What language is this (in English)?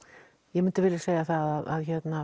Icelandic